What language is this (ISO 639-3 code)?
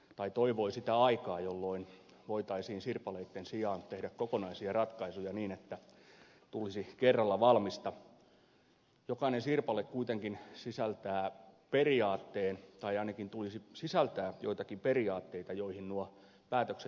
fin